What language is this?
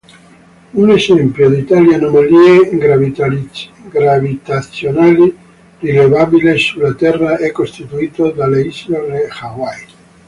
Italian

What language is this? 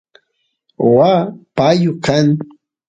Santiago del Estero Quichua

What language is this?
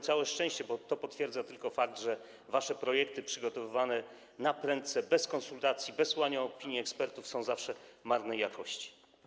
Polish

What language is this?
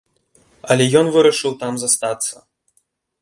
Belarusian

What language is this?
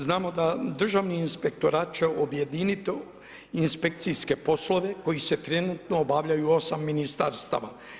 Croatian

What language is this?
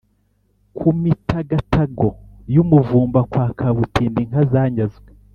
Kinyarwanda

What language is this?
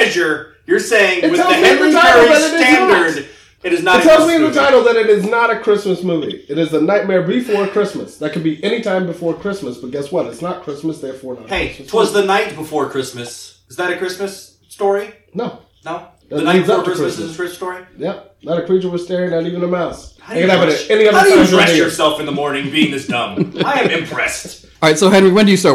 English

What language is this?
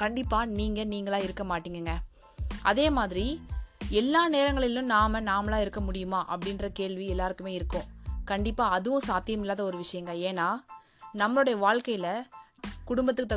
Tamil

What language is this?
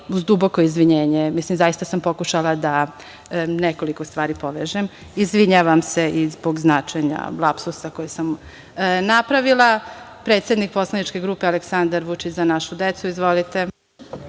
Serbian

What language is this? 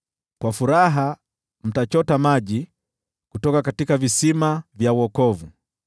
Swahili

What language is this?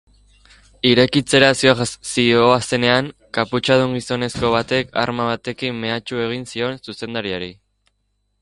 Basque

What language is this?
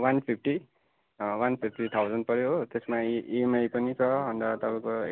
Nepali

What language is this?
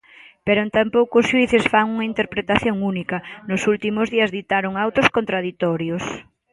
Galician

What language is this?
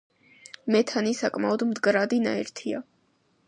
Georgian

